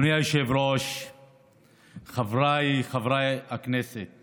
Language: Hebrew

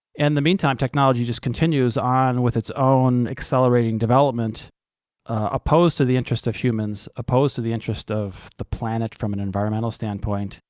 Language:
English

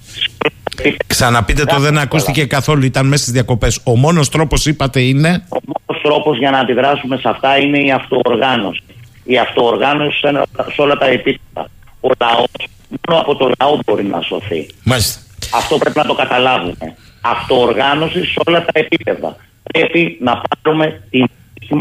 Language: Greek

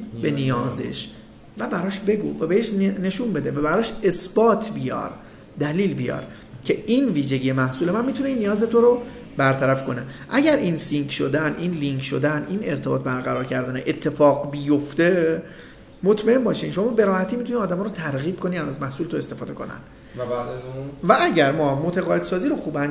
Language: Persian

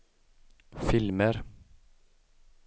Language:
Swedish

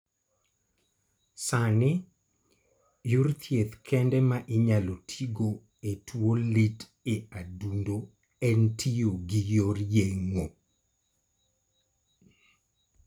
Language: Luo (Kenya and Tanzania)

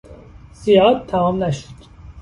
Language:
Persian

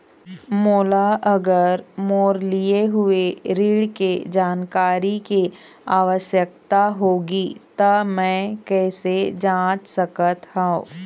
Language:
Chhattisgarhi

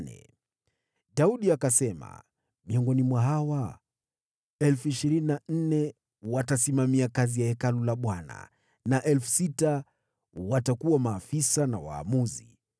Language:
Swahili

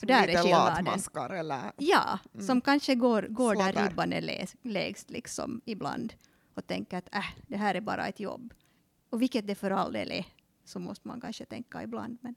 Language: Swedish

